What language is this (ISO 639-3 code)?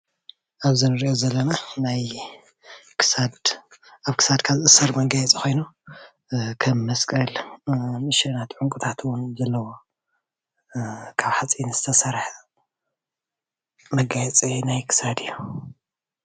tir